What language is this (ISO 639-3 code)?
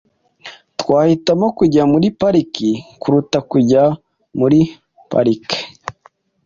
kin